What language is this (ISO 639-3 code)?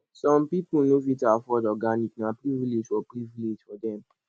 pcm